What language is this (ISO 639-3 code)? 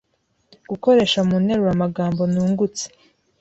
kin